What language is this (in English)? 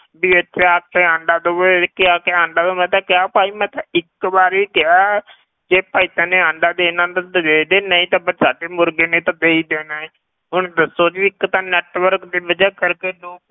Punjabi